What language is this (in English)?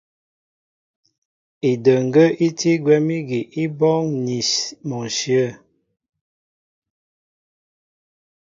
Mbo (Cameroon)